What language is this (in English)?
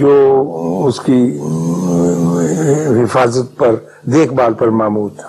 Urdu